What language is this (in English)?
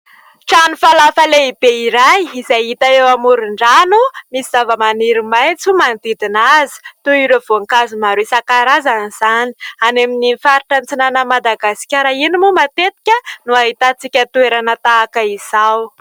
Malagasy